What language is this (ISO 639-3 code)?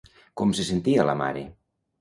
cat